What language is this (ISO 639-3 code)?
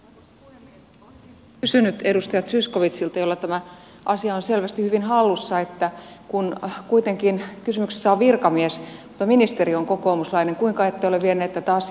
fin